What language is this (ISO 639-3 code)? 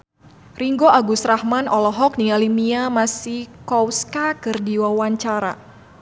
sun